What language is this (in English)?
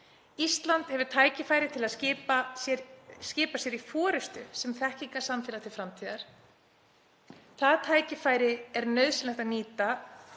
Icelandic